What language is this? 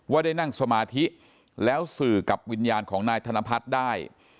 Thai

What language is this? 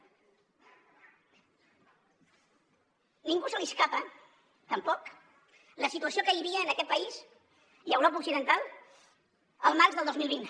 Catalan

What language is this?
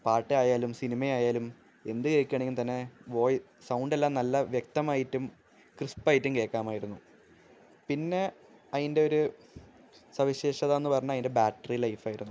Malayalam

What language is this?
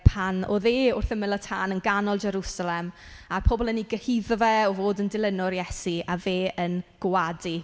Welsh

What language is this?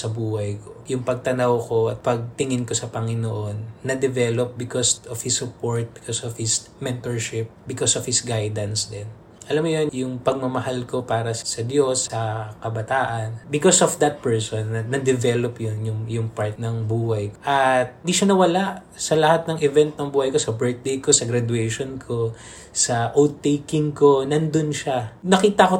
Filipino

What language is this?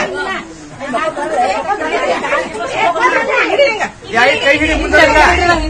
Arabic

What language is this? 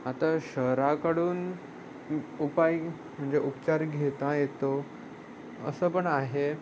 Marathi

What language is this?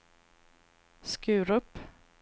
Swedish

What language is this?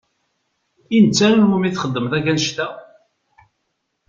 Kabyle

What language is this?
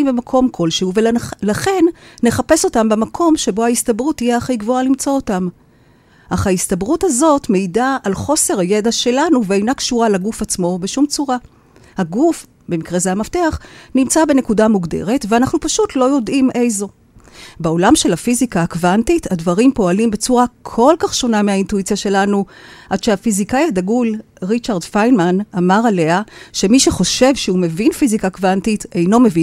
Hebrew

